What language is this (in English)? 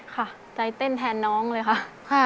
Thai